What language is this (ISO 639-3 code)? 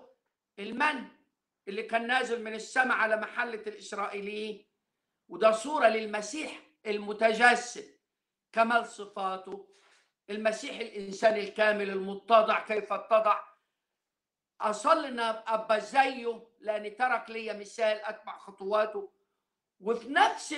ara